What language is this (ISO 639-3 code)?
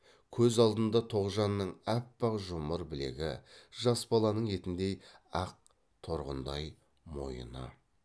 kaz